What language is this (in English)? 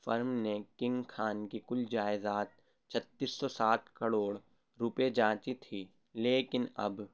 Urdu